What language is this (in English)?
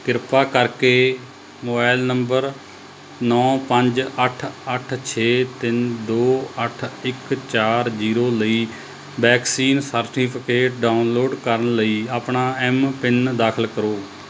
Punjabi